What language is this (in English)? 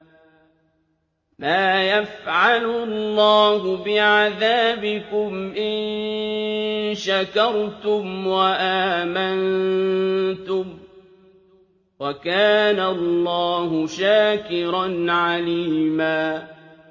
Arabic